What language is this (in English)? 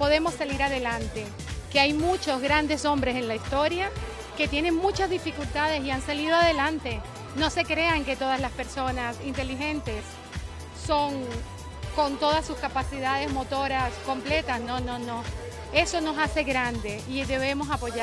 Spanish